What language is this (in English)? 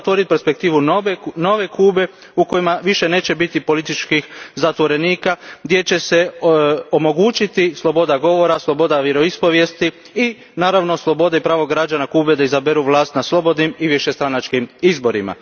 Croatian